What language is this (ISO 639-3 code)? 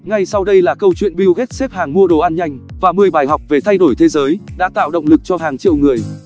vie